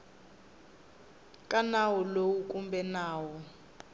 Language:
Tsonga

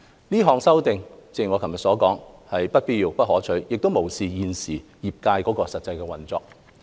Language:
Cantonese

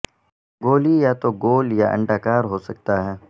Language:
Urdu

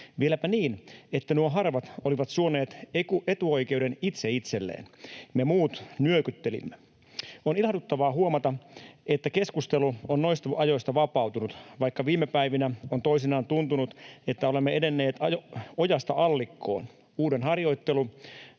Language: Finnish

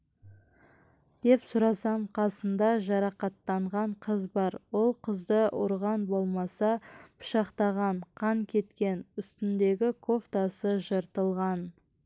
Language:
Kazakh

